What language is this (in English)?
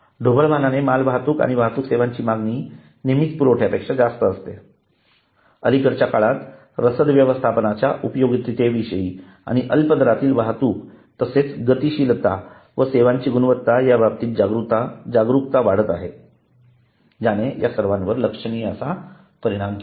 Marathi